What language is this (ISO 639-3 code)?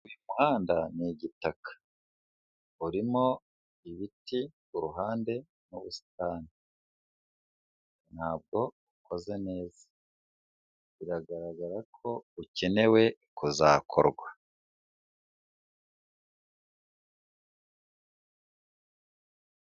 kin